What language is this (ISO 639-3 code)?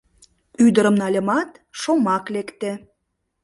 chm